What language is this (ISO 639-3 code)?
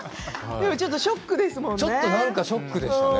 jpn